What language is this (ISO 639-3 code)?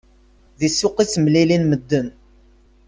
kab